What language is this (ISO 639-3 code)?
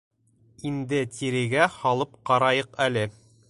bak